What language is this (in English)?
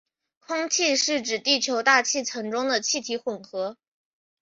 Chinese